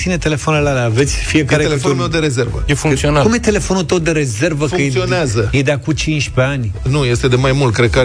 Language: Romanian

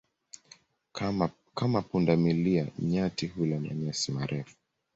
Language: Swahili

